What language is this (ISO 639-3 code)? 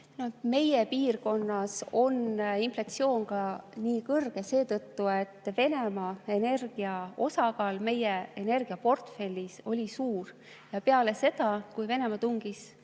est